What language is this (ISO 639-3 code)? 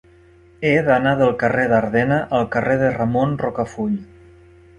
cat